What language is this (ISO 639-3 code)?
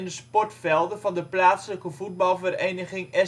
nld